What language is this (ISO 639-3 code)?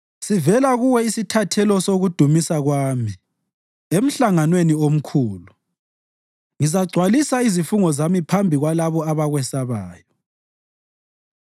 nde